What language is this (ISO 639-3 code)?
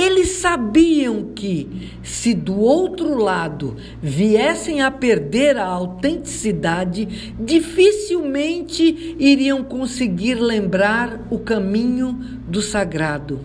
por